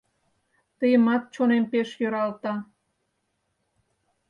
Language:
Mari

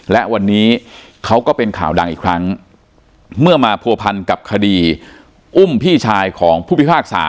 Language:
Thai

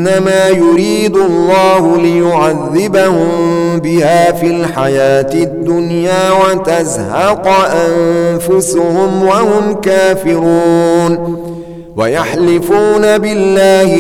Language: Arabic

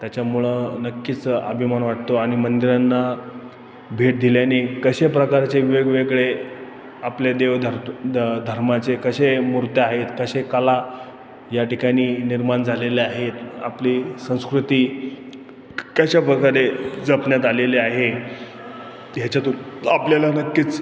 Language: Marathi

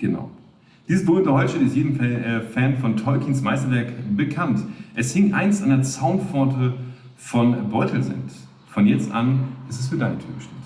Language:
German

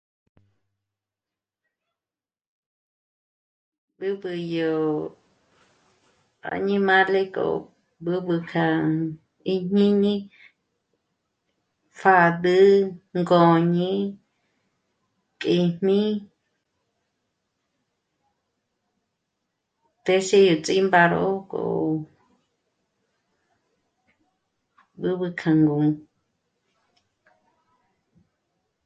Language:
Michoacán Mazahua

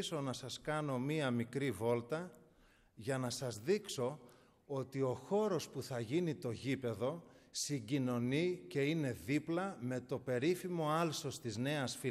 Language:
Greek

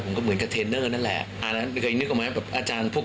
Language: Thai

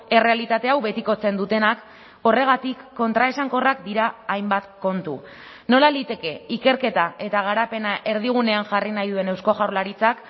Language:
Basque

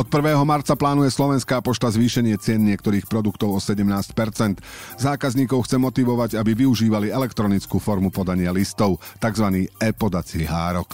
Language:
Slovak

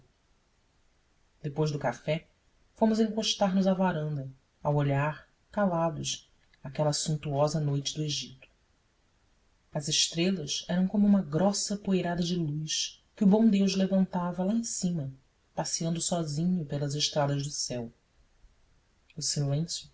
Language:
Portuguese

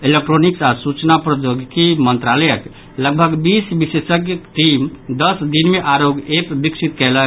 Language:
Maithili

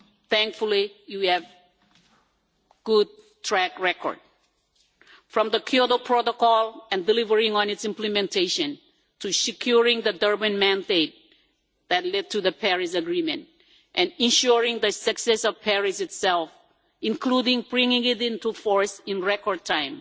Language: English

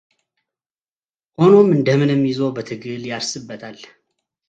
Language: Amharic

